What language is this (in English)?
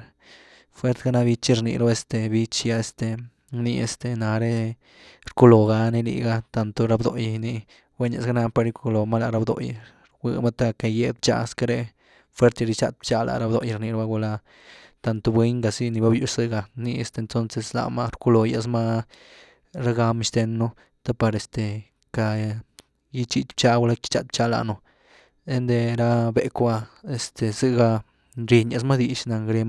Güilá Zapotec